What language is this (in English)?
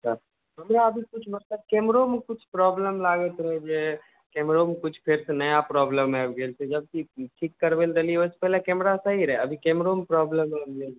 Maithili